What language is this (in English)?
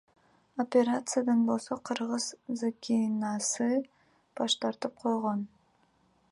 Kyrgyz